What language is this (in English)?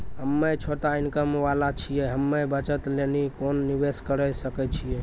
Maithili